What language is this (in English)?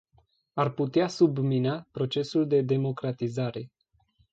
Romanian